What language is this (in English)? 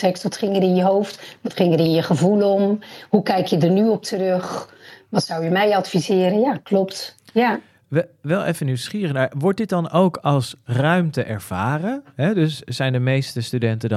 Dutch